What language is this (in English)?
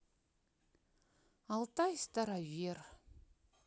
Russian